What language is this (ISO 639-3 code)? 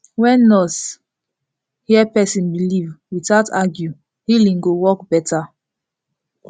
pcm